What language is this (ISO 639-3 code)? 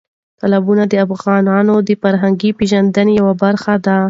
pus